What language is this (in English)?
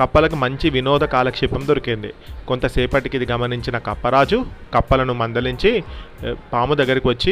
Telugu